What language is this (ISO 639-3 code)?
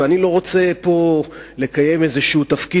heb